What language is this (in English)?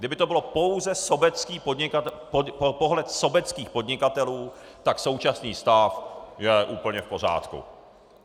Czech